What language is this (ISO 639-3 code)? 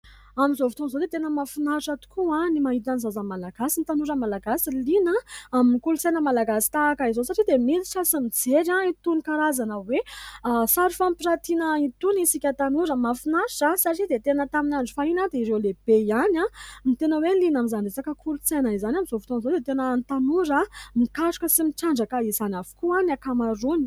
mlg